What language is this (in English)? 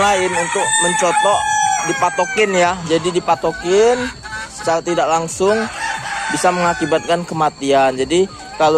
Indonesian